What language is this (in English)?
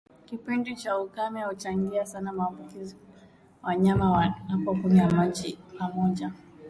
Swahili